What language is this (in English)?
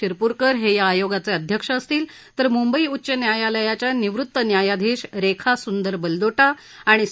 Marathi